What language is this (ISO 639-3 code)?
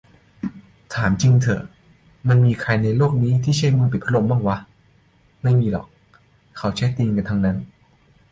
tha